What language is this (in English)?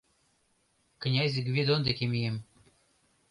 Mari